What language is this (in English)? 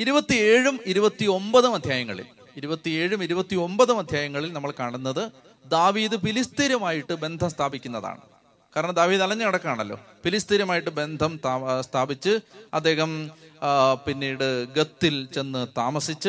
Malayalam